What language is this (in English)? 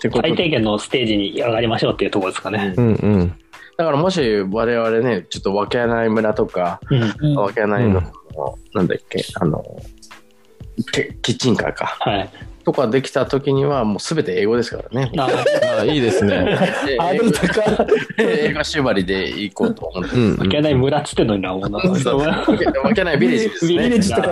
Japanese